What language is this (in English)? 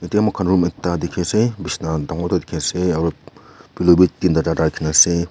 Naga Pidgin